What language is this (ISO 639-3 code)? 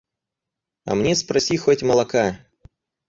rus